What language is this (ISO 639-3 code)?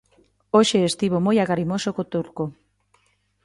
glg